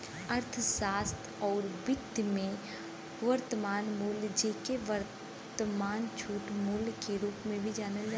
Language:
Bhojpuri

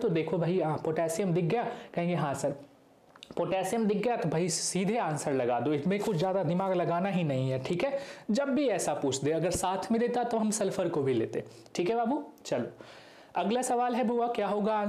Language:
Hindi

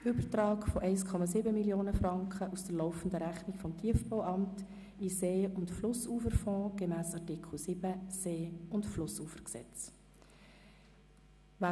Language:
Swiss German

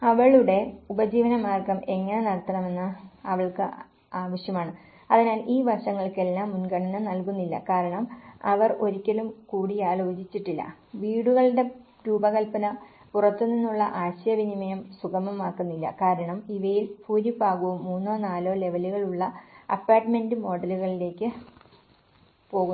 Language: Malayalam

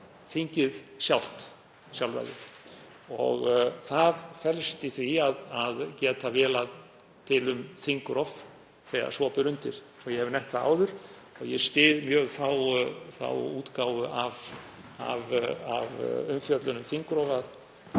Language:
Icelandic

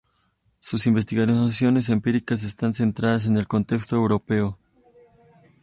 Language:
Spanish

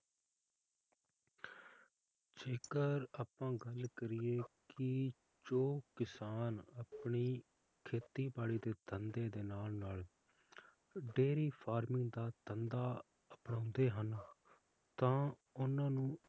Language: Punjabi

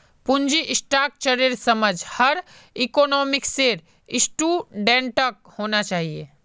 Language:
Magahi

